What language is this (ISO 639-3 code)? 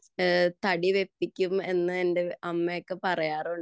mal